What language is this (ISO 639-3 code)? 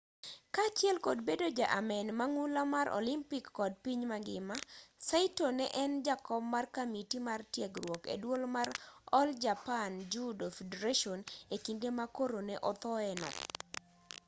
luo